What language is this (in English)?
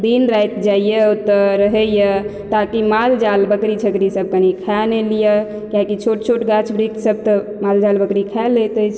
Maithili